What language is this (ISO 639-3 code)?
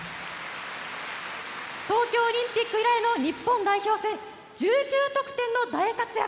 jpn